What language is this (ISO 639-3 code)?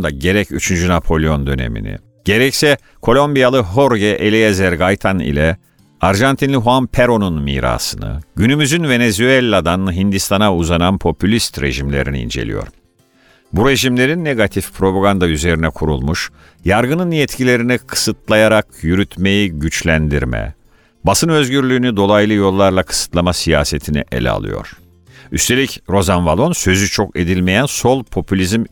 tur